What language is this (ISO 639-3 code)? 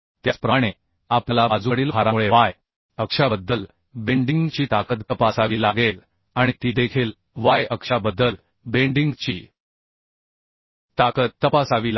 mar